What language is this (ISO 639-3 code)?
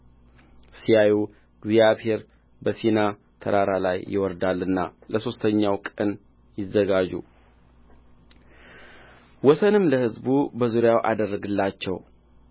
amh